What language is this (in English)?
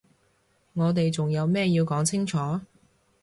Cantonese